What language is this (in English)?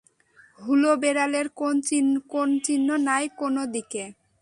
Bangla